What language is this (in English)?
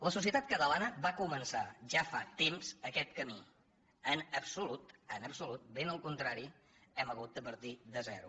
Catalan